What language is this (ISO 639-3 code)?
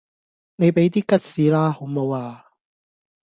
yue